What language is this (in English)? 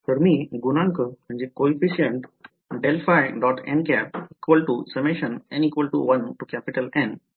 Marathi